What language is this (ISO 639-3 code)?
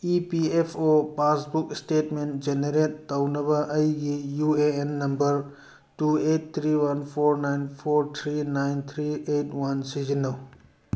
mni